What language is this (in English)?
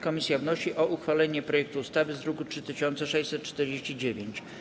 Polish